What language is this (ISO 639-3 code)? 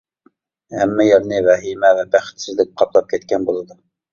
uig